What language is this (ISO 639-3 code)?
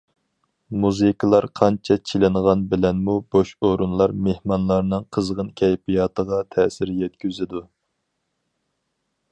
uig